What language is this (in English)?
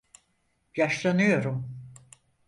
Turkish